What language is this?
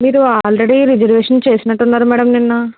Telugu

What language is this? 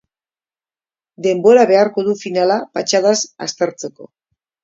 Basque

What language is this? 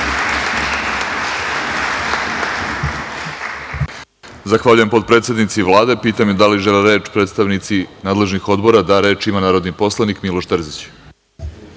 Serbian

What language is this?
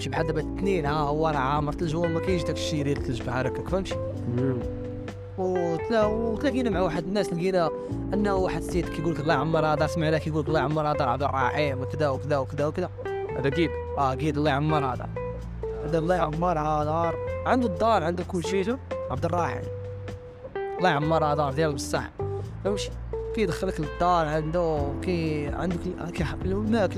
Arabic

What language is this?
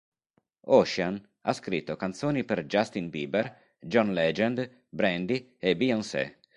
Italian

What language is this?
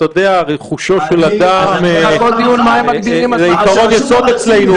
Hebrew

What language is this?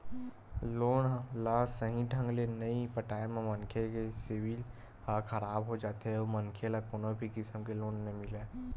Chhattisgarhi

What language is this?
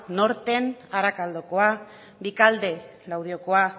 Basque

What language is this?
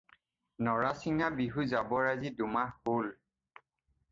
Assamese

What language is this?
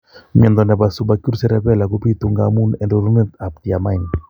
Kalenjin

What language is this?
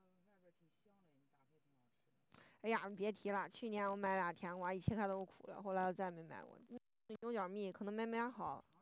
Chinese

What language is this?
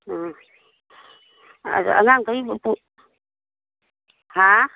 Manipuri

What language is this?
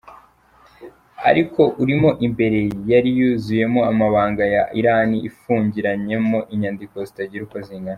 Kinyarwanda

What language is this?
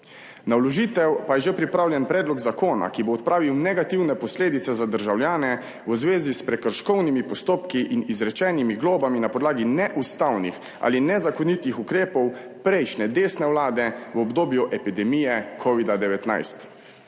Slovenian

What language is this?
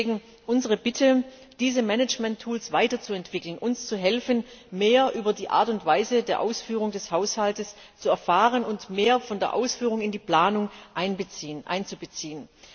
German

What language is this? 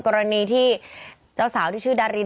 Thai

